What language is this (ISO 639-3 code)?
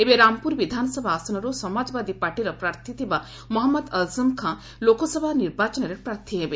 ori